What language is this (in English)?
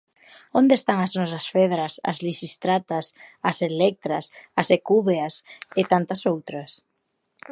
Galician